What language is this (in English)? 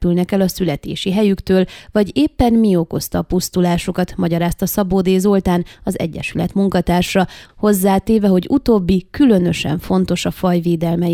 Hungarian